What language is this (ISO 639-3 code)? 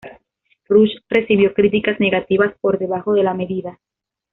spa